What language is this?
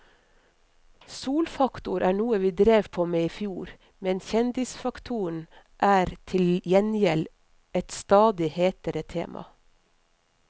Norwegian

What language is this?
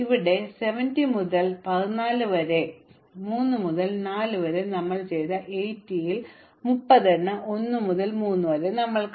Malayalam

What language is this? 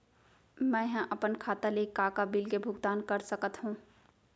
Chhattisgarhi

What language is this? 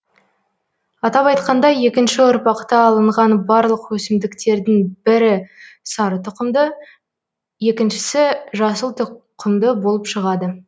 Kazakh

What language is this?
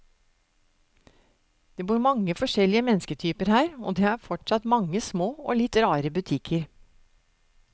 Norwegian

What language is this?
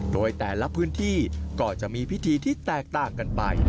Thai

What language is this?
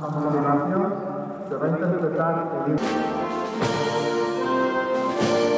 Spanish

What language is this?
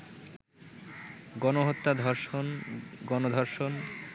Bangla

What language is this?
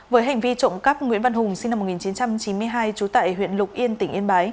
Vietnamese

